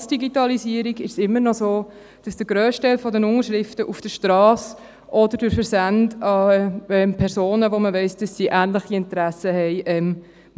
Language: Swiss German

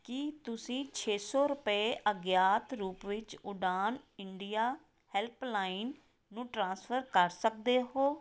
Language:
Punjabi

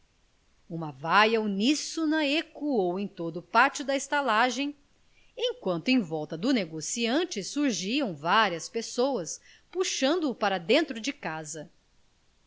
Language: Portuguese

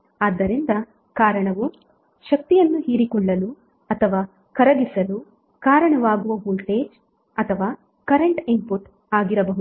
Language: Kannada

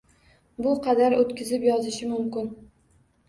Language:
Uzbek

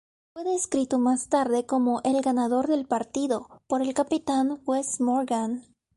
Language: Spanish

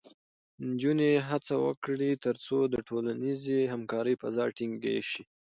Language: Pashto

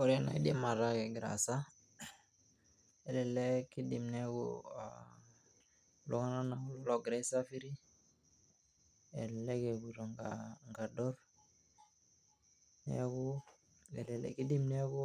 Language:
Masai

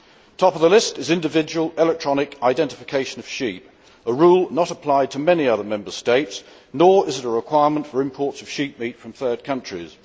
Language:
English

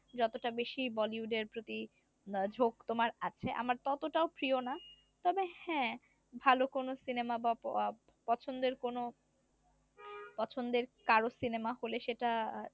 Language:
Bangla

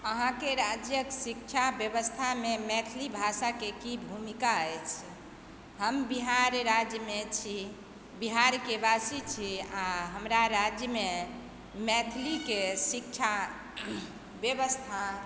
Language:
Maithili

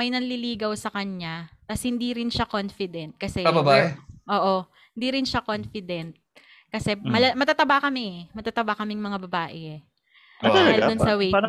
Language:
Filipino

